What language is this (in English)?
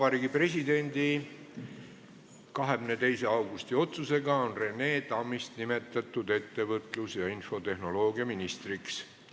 Estonian